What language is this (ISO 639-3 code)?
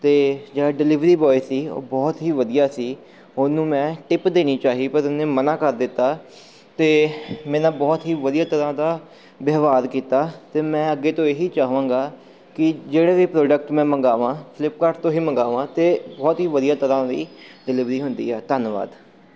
pan